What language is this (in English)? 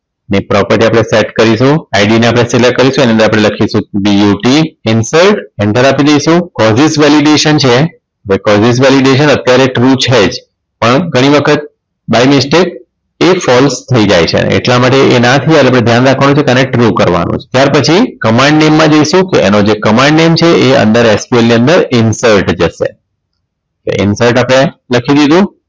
Gujarati